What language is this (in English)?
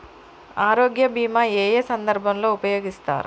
Telugu